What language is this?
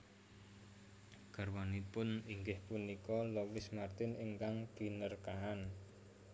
Javanese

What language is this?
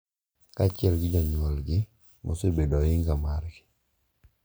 Luo (Kenya and Tanzania)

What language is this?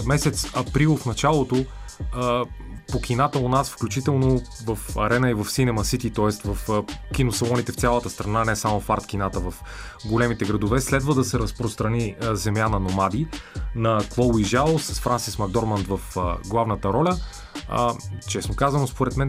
Bulgarian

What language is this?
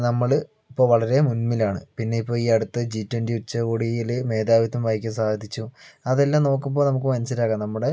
Malayalam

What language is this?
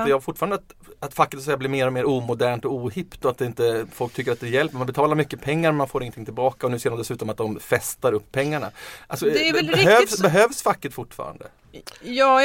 Swedish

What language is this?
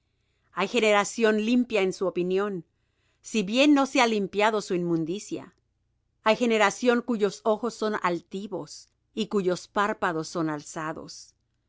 Spanish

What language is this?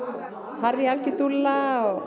Icelandic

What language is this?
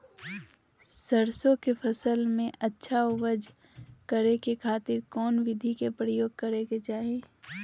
Magahi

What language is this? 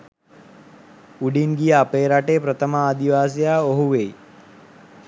Sinhala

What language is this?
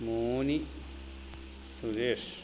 Malayalam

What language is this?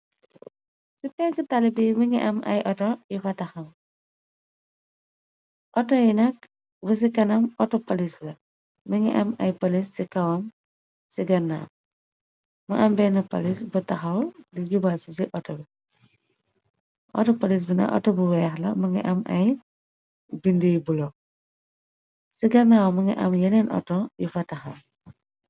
Wolof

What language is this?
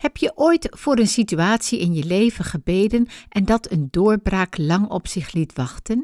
Dutch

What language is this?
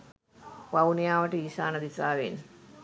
Sinhala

